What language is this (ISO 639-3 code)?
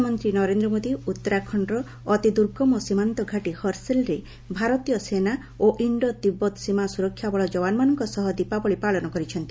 ori